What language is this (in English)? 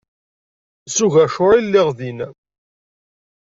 Kabyle